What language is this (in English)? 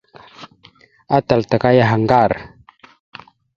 Mada (Cameroon)